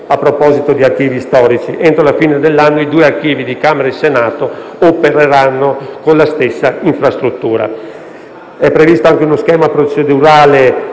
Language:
Italian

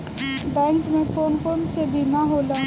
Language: Bhojpuri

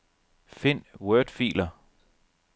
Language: Danish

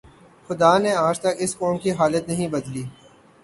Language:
Urdu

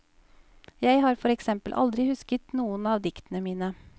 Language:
Norwegian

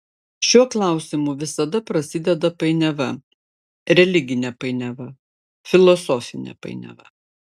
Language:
Lithuanian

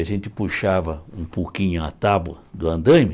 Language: Portuguese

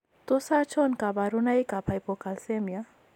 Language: Kalenjin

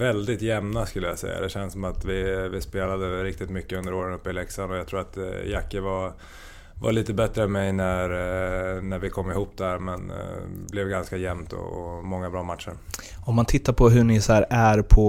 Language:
Swedish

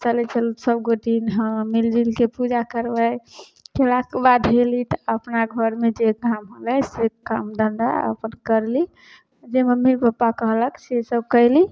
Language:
Maithili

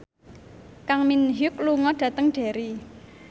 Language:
Javanese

